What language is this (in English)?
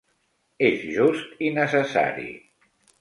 Catalan